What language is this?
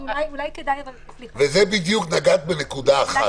Hebrew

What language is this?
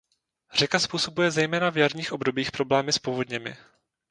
Czech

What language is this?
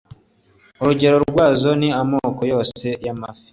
Kinyarwanda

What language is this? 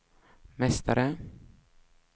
Swedish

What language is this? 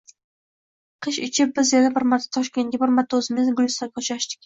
Uzbek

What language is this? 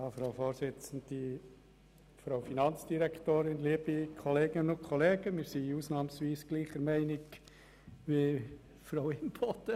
Swiss German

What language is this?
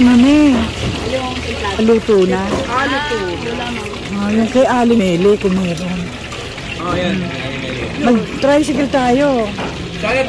Filipino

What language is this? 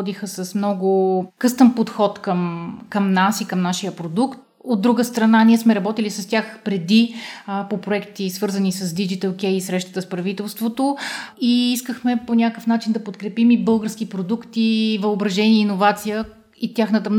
Bulgarian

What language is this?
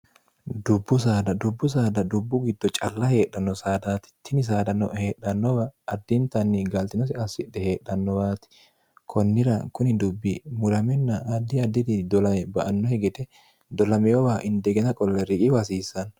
Sidamo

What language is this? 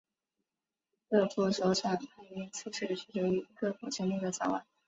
Chinese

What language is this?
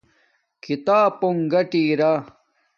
Domaaki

